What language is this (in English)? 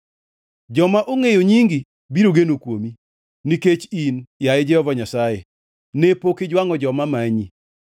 Luo (Kenya and Tanzania)